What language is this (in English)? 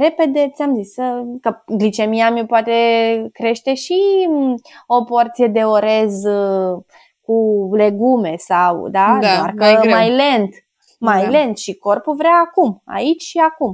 Romanian